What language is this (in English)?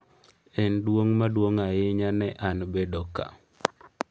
Luo (Kenya and Tanzania)